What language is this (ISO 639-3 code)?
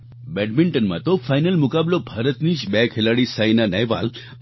guj